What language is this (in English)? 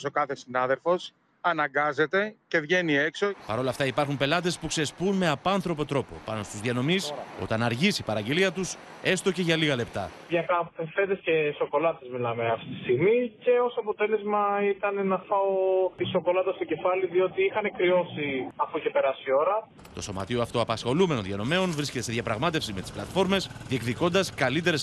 Greek